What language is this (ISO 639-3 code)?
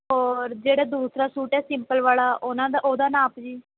pan